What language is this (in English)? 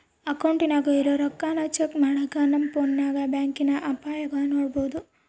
Kannada